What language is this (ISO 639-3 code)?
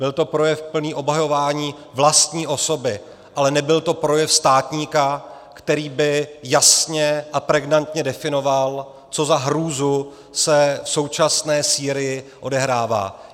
ces